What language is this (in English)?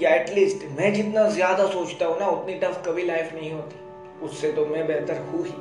Hindi